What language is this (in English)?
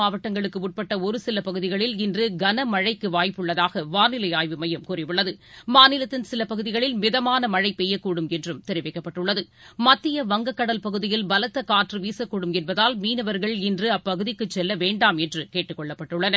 Tamil